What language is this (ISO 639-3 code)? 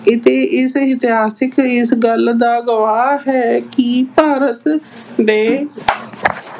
pan